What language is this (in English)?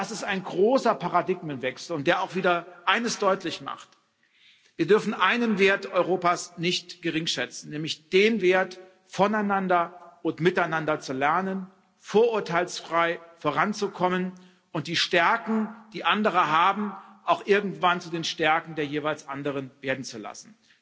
German